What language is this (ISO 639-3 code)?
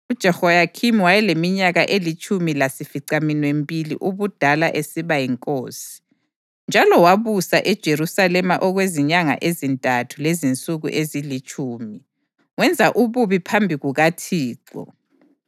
nde